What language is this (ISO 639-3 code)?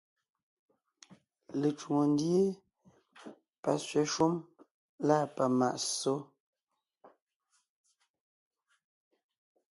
nnh